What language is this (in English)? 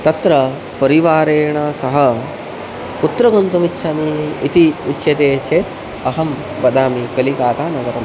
Sanskrit